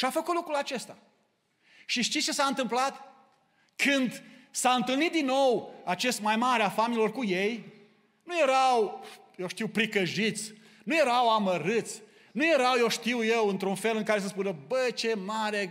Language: Romanian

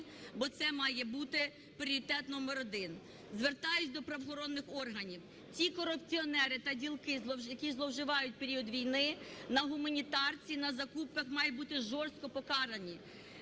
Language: Ukrainian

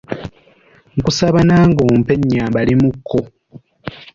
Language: Ganda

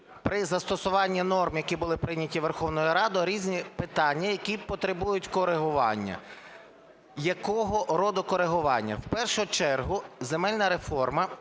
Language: Ukrainian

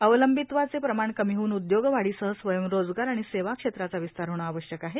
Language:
Marathi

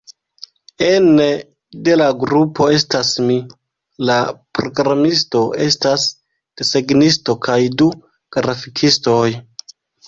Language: Esperanto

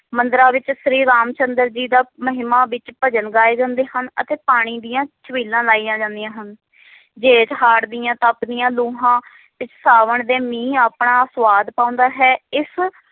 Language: Punjabi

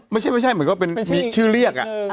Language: Thai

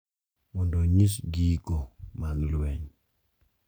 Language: Luo (Kenya and Tanzania)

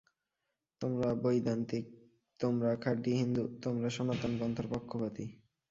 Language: Bangla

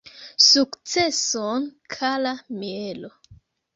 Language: Esperanto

